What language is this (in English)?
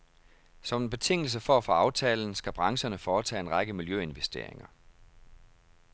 Danish